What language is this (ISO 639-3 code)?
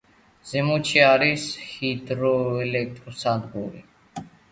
kat